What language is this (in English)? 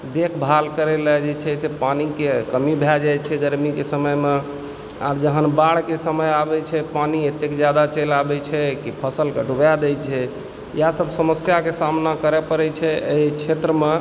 Maithili